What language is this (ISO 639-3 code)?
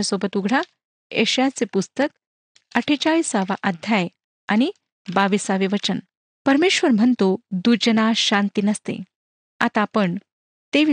mar